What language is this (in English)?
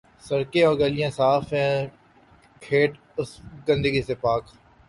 Urdu